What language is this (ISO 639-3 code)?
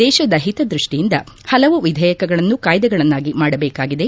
kan